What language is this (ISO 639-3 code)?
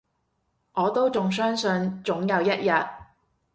yue